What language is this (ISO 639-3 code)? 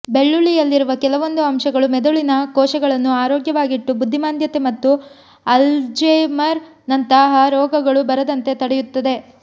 kan